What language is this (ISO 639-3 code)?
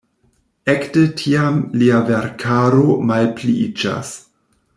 epo